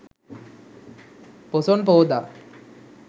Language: Sinhala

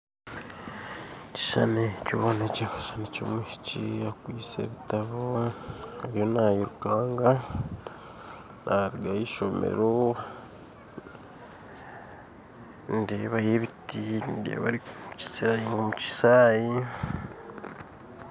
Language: Nyankole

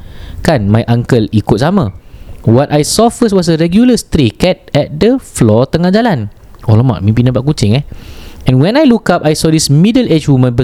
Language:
Malay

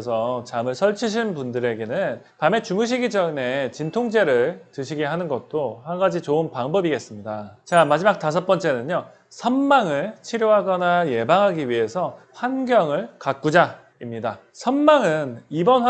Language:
Korean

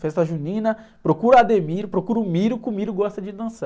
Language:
Portuguese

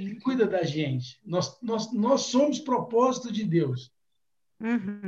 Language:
Portuguese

